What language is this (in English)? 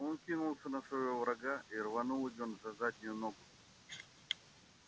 Russian